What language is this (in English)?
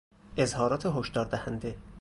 Persian